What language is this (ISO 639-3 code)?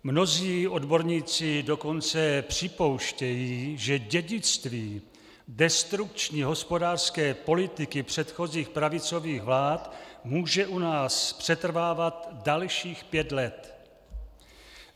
ces